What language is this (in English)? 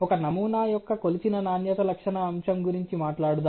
Telugu